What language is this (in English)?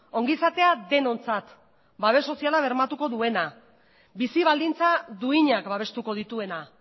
Basque